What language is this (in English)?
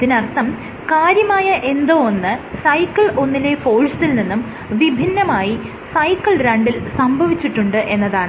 Malayalam